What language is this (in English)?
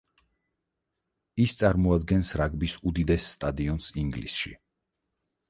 Georgian